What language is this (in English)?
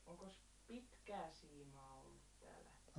Finnish